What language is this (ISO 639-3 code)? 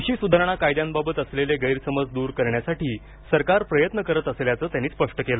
mar